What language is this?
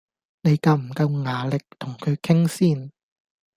Cantonese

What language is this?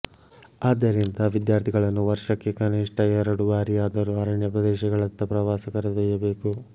Kannada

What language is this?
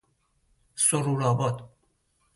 Persian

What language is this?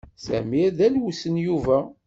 Kabyle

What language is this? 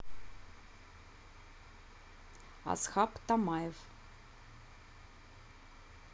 Russian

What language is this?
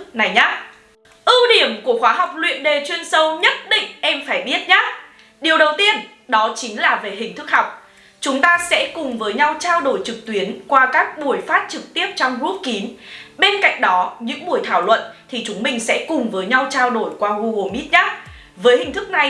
Vietnamese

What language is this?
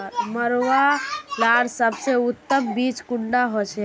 Magahi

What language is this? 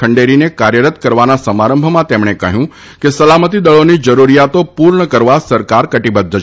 Gujarati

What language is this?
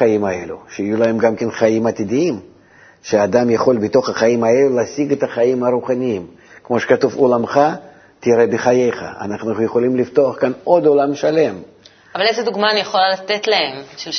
Hebrew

